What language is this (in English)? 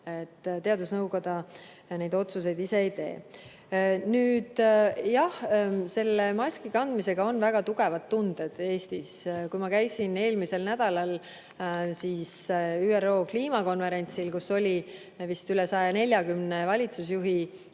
Estonian